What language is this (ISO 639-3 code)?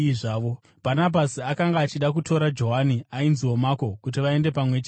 sna